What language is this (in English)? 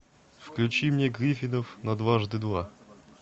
Russian